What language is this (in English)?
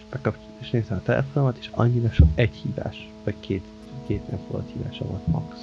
Hungarian